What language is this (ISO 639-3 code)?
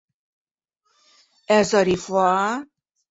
bak